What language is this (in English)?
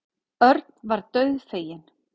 Icelandic